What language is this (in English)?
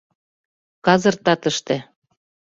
Mari